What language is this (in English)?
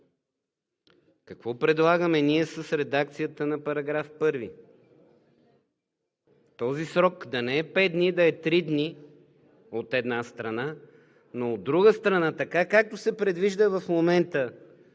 Bulgarian